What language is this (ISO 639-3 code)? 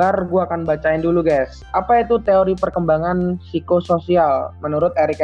ind